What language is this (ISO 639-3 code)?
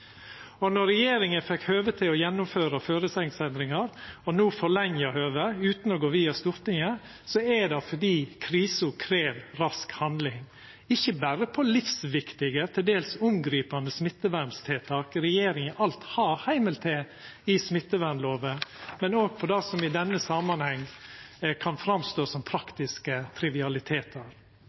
nno